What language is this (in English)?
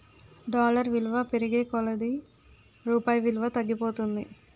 Telugu